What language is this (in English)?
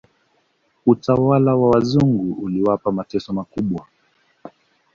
Swahili